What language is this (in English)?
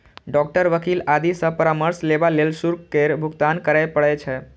Maithili